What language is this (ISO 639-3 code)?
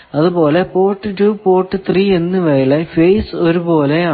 mal